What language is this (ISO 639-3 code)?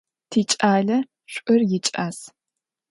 ady